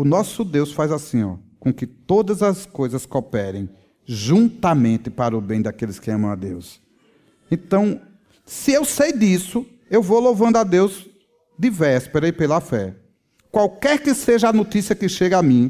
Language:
Portuguese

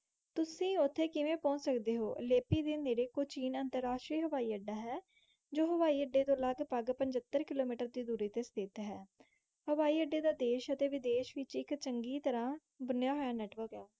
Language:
Punjabi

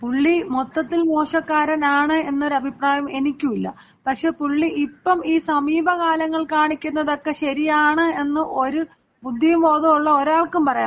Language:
Malayalam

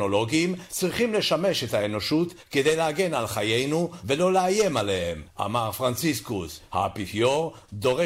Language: Hebrew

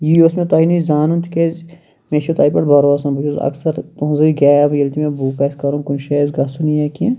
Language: Kashmiri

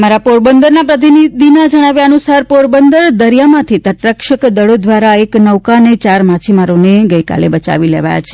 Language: Gujarati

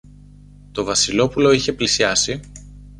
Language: Greek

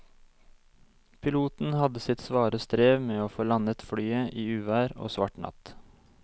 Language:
Norwegian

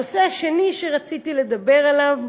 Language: Hebrew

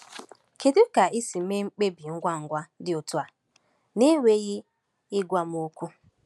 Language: Igbo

